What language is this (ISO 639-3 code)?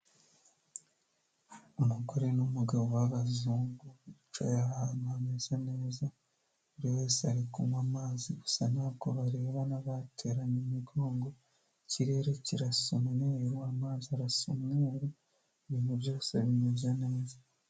kin